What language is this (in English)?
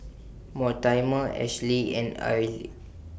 English